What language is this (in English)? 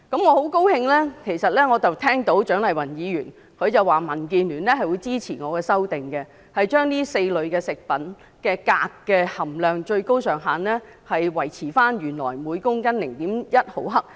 Cantonese